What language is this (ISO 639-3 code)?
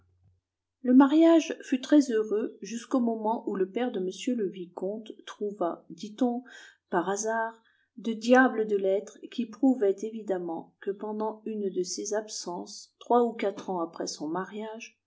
fra